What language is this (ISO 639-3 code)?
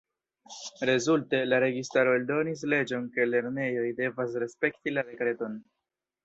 epo